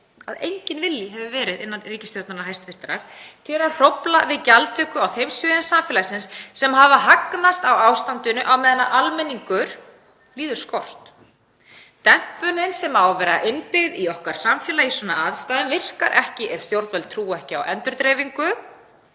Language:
Icelandic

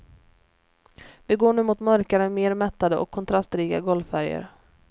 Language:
Swedish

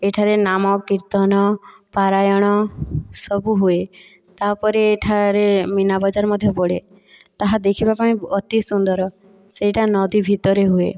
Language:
Odia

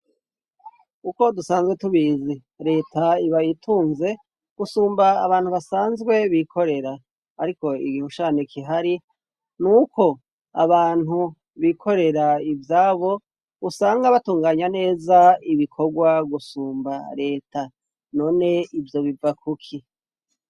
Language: Rundi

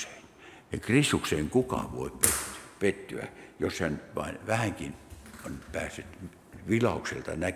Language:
Finnish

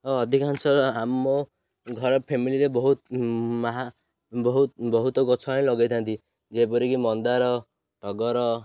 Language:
Odia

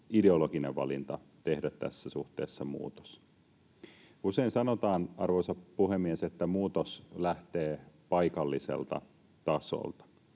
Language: Finnish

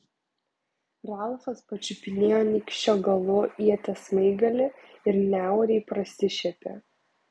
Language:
Lithuanian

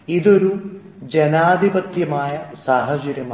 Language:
Malayalam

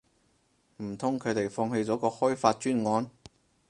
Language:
Cantonese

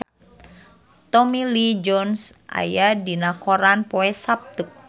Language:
Sundanese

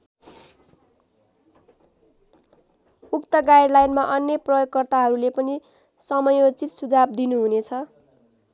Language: Nepali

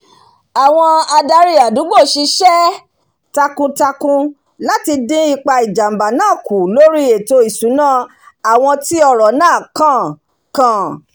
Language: Yoruba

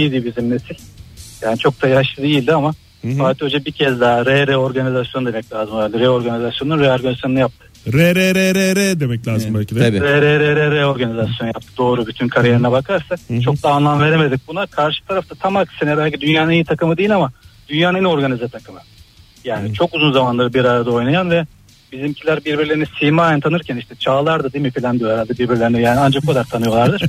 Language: Turkish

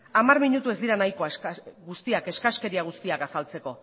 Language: Basque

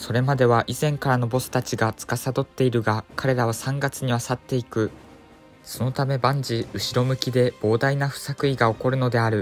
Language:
Japanese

